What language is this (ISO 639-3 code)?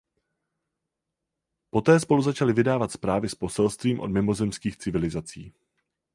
ces